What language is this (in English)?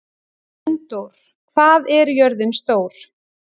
Icelandic